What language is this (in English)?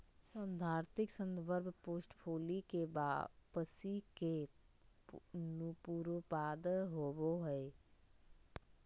Magahi